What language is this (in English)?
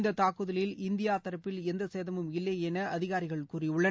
Tamil